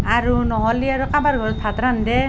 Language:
Assamese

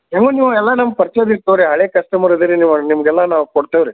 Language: Kannada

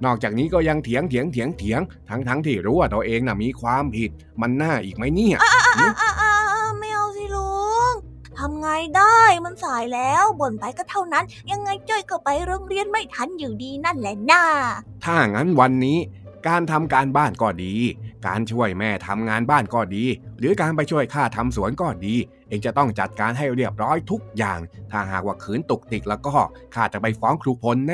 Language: Thai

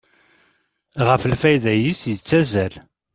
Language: Kabyle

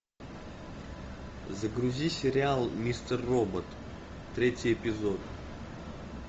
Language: Russian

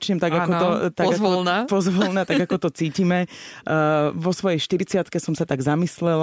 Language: Slovak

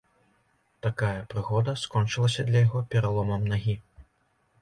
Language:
Belarusian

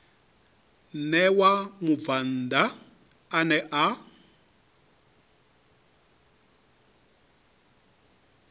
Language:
Venda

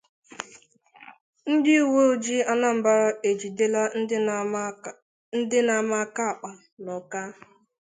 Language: Igbo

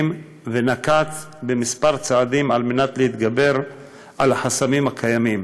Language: Hebrew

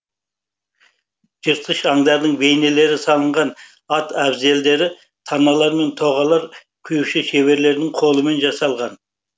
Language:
Kazakh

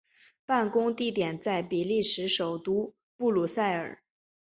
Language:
Chinese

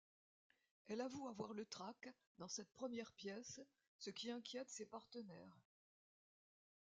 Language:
French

